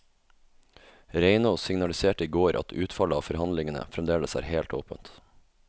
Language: Norwegian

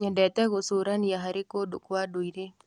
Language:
Kikuyu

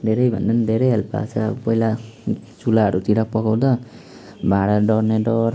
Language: Nepali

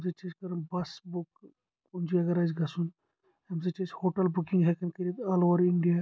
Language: Kashmiri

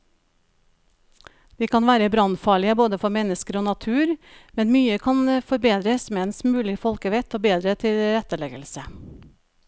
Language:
Norwegian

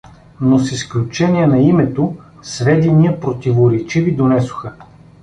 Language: Bulgarian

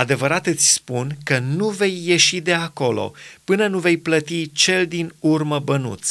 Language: Romanian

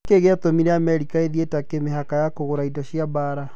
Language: Kikuyu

